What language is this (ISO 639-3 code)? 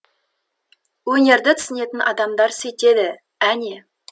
kaz